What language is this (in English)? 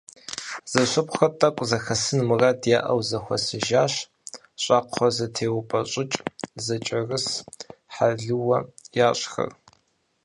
Kabardian